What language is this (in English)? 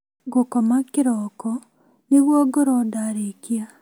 Kikuyu